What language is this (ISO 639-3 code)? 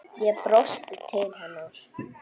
isl